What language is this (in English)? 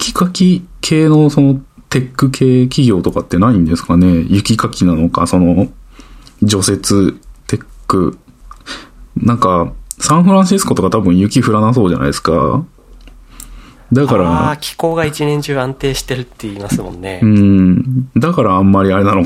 Japanese